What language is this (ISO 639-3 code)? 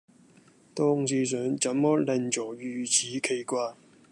yue